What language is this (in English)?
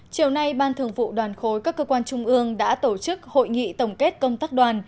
Vietnamese